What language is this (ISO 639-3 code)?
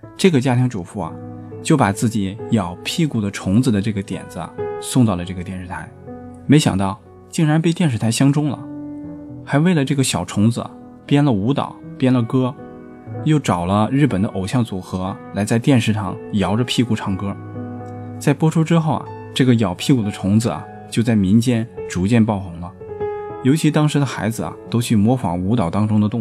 zho